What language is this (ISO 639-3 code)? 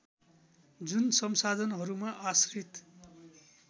nep